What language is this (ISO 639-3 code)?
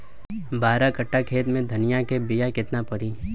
bho